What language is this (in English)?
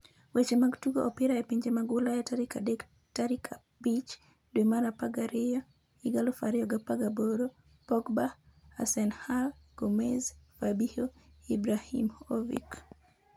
Luo (Kenya and Tanzania)